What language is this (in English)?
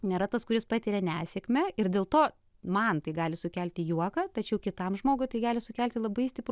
Lithuanian